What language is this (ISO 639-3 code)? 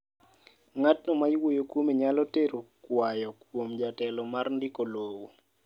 luo